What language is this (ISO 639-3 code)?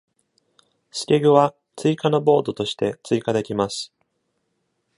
jpn